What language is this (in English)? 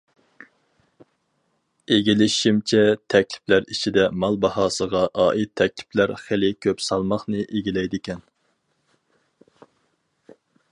Uyghur